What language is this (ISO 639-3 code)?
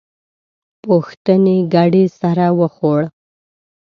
pus